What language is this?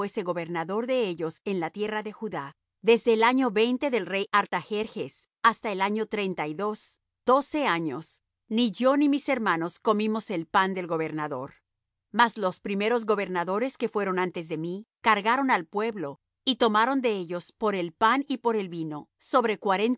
Spanish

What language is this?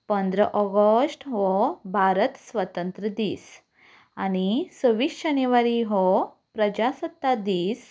Konkani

